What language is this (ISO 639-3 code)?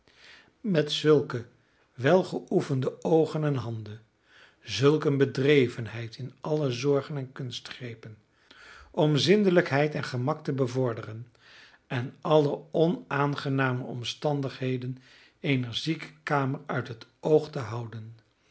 nld